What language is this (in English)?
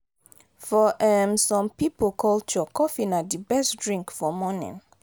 Nigerian Pidgin